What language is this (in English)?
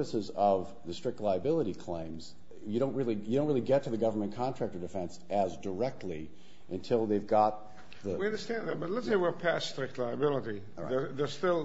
English